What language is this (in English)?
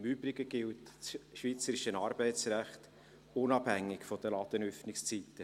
Swiss German